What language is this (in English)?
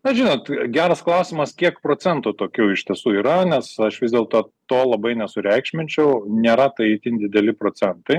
Lithuanian